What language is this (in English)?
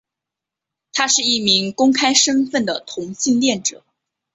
Chinese